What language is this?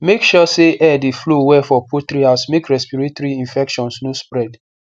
Nigerian Pidgin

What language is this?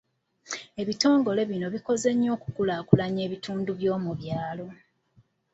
Ganda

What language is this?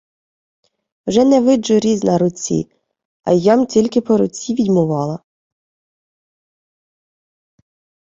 Ukrainian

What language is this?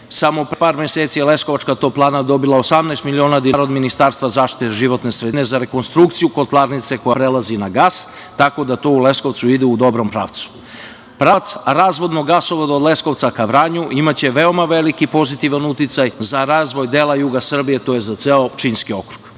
Serbian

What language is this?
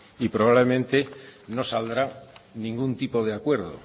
Spanish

